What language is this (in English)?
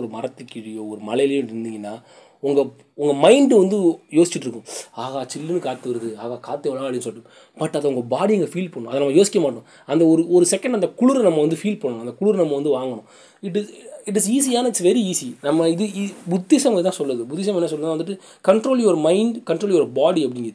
Tamil